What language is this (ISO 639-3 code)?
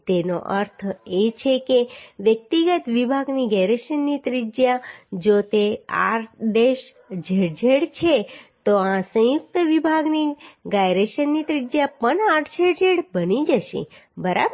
guj